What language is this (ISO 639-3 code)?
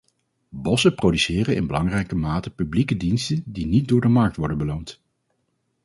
nld